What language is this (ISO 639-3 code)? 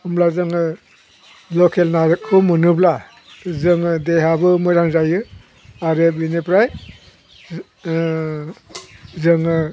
brx